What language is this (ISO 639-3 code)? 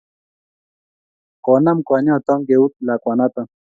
kln